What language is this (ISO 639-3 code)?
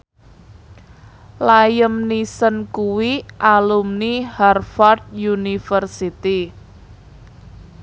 jav